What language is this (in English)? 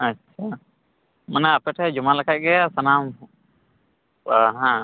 Santali